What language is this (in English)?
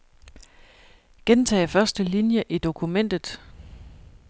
Danish